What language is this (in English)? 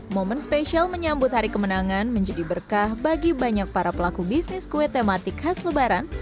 Indonesian